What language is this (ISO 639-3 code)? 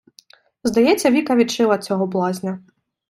ukr